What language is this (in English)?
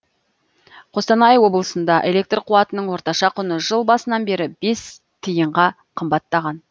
Kazakh